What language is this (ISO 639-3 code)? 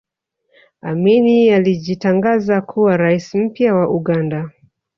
swa